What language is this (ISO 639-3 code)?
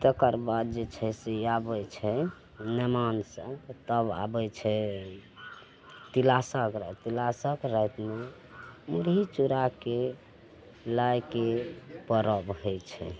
mai